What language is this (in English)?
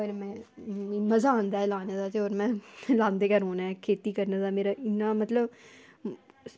Dogri